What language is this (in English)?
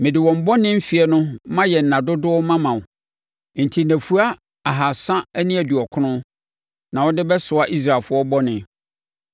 Akan